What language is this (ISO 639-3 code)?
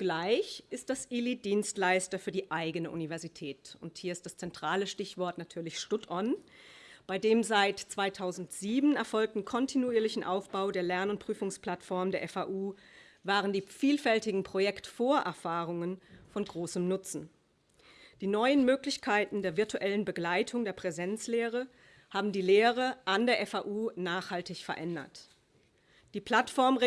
deu